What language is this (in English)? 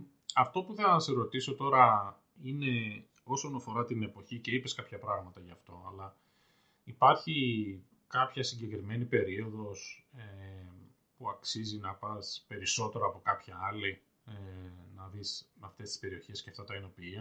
Greek